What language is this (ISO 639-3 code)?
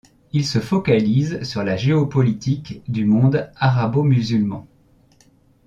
fra